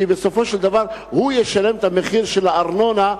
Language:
Hebrew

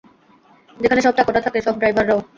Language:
Bangla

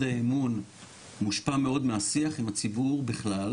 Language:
Hebrew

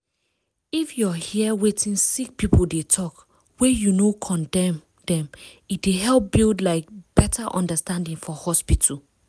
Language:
Nigerian Pidgin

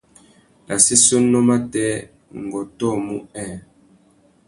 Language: Tuki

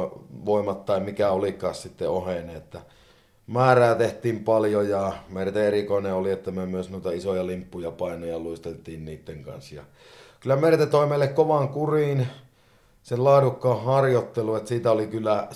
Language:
Finnish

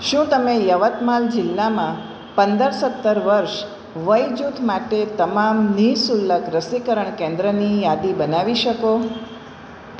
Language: Gujarati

